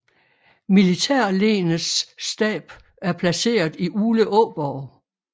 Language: Danish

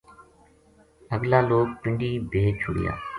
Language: Gujari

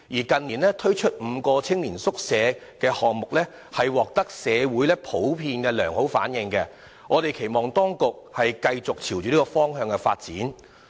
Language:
Cantonese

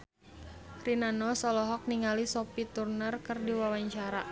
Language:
Sundanese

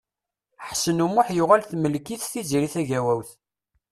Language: Kabyle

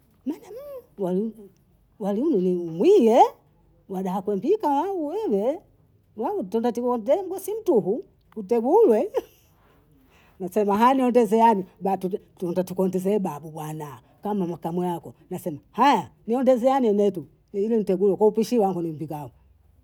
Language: Bondei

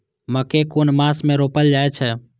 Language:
Maithili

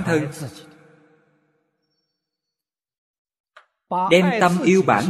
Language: Vietnamese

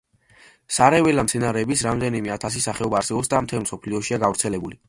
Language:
Georgian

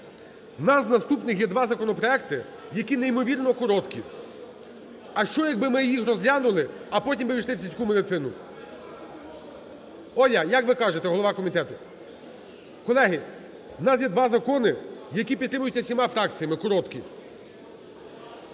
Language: Ukrainian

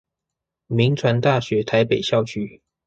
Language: Chinese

